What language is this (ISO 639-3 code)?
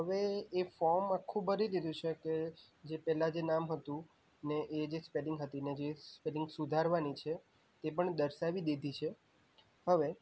guj